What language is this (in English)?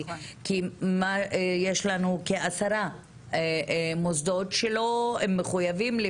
Hebrew